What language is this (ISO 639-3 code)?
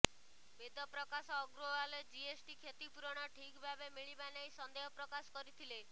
ori